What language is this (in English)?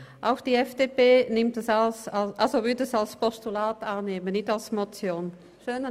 Swiss German